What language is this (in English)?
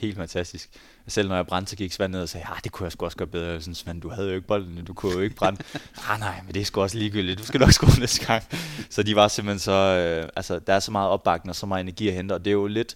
Danish